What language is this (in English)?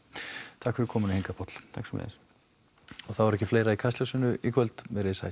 Icelandic